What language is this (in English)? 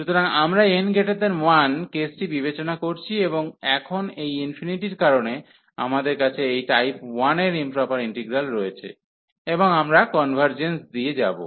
Bangla